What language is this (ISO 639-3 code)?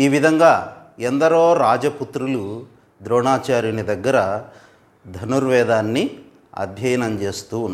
tel